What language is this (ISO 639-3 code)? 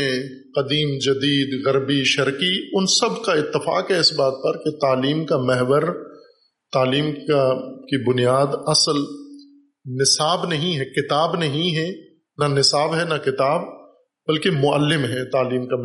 urd